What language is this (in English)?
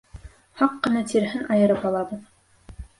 Bashkir